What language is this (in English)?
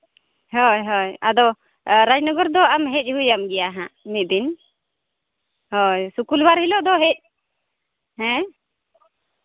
Santali